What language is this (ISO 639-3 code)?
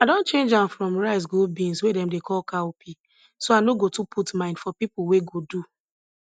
pcm